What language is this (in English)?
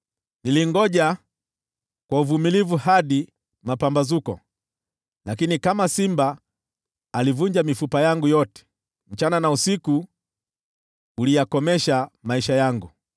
Swahili